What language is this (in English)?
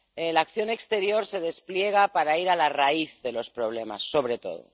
Spanish